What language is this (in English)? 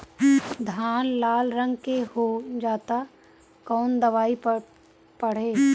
Bhojpuri